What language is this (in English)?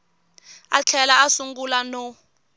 Tsonga